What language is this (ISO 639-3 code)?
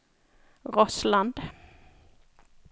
nor